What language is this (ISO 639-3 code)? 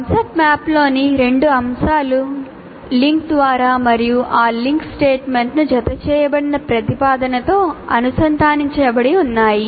tel